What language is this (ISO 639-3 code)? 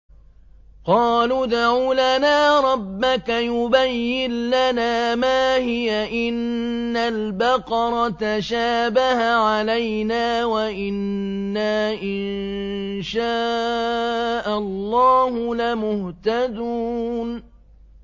ara